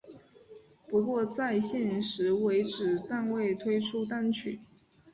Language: Chinese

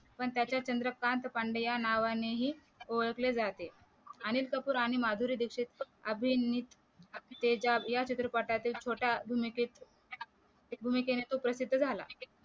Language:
Marathi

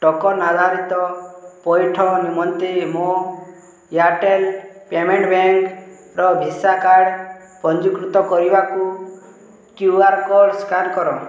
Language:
Odia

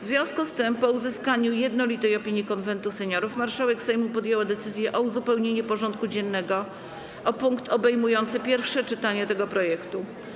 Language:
Polish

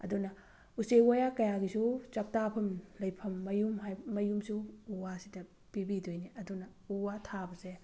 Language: Manipuri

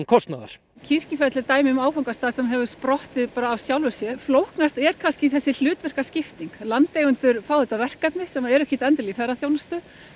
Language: Icelandic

